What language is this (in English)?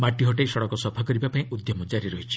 Odia